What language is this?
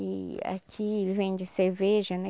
Portuguese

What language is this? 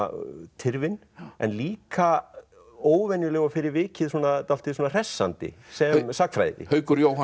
Icelandic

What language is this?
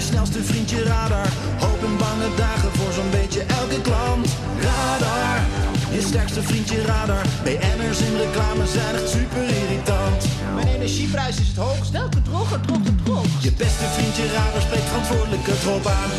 Dutch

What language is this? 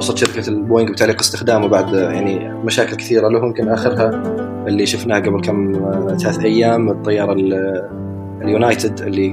Arabic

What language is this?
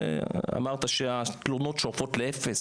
Hebrew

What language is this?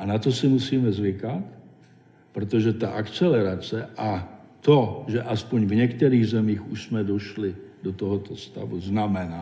Czech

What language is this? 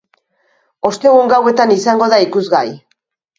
Basque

